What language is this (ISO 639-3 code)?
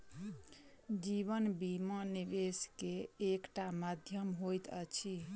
mai